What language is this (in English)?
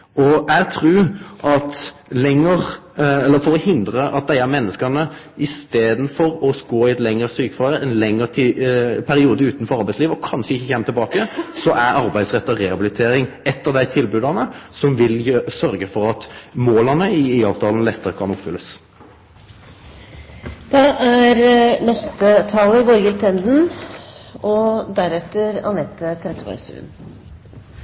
Norwegian